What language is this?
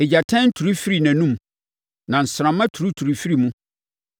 Akan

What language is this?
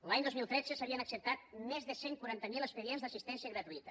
Catalan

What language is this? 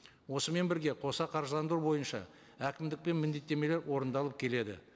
Kazakh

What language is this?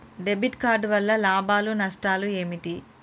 Telugu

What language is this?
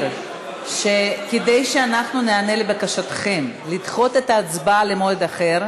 Hebrew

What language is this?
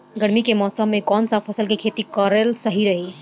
Bhojpuri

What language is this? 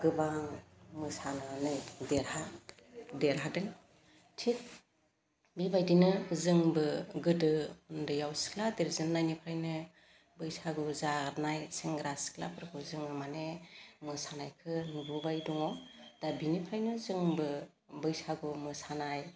Bodo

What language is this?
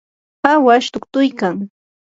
Yanahuanca Pasco Quechua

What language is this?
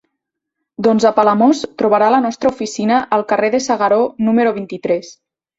Catalan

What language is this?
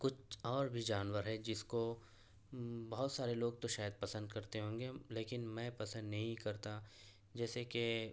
Urdu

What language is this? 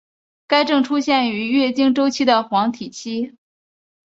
Chinese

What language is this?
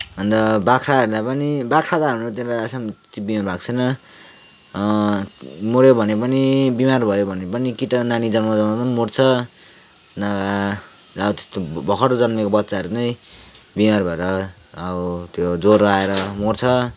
Nepali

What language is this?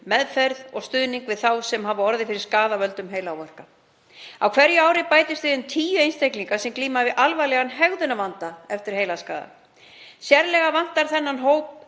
Icelandic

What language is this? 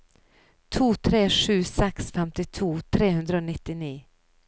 Norwegian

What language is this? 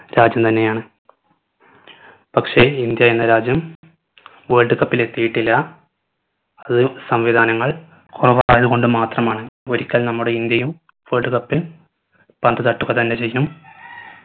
Malayalam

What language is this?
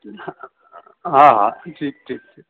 Sindhi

